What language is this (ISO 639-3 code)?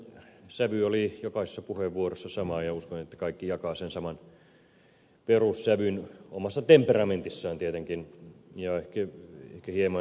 fin